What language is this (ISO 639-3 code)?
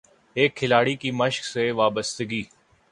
urd